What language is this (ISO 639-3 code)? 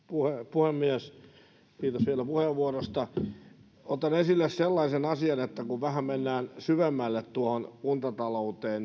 fin